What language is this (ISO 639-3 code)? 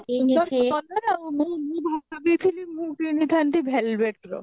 ori